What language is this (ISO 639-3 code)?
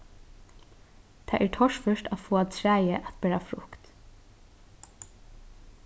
fao